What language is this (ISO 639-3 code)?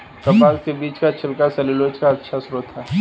hin